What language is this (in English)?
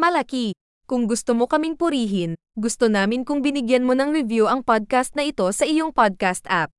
Filipino